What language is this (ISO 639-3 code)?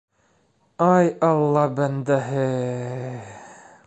bak